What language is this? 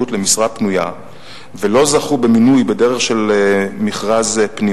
Hebrew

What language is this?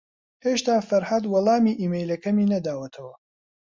Central Kurdish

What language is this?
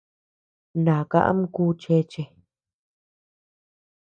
Tepeuxila Cuicatec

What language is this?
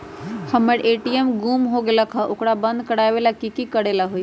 Magahi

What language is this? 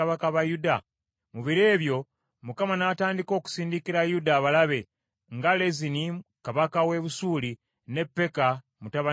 Ganda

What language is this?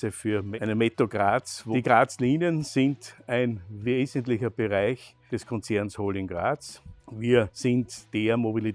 German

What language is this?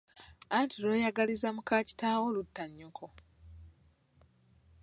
Ganda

